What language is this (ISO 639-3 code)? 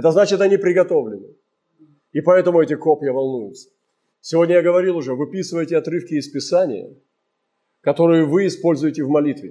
rus